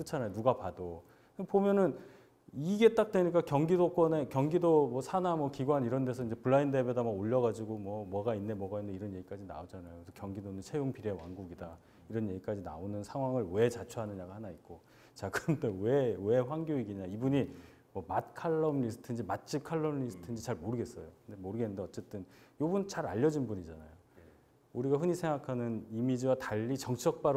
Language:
Korean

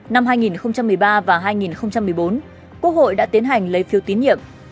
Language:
Vietnamese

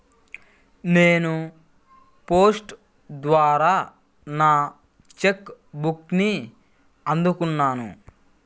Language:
Telugu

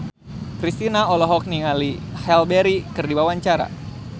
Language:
Sundanese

